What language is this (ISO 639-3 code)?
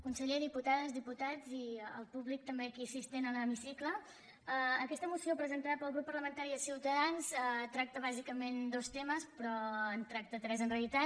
cat